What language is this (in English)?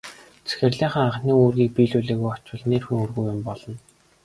Mongolian